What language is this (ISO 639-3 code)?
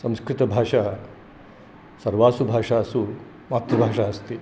san